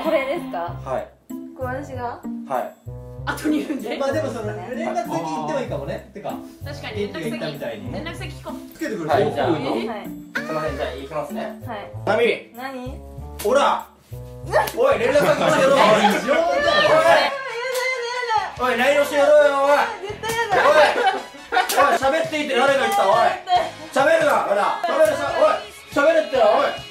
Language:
Japanese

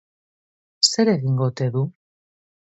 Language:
Basque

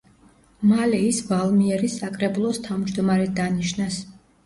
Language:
Georgian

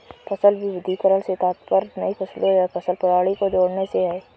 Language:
Hindi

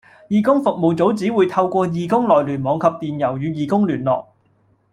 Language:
Cantonese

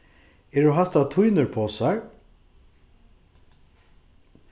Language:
Faroese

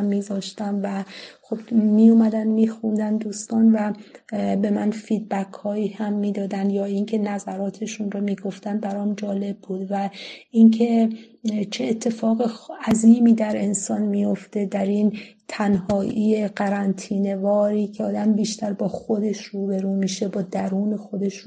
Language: Persian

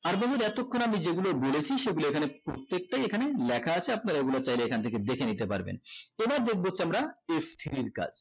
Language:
Bangla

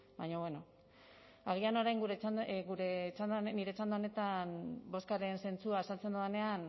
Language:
Basque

